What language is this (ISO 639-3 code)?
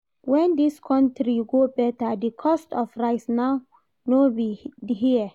pcm